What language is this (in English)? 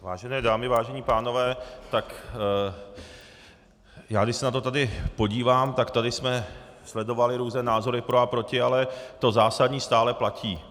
Czech